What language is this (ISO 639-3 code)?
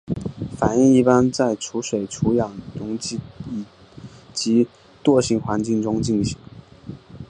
zho